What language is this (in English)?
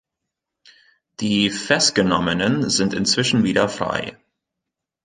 German